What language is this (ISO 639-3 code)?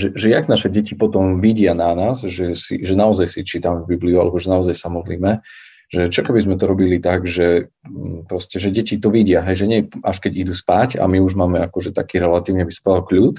slk